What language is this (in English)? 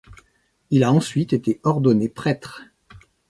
French